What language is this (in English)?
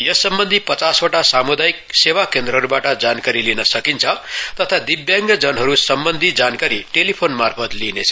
Nepali